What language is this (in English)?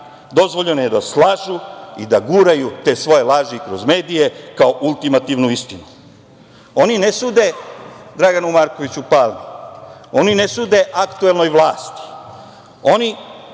Serbian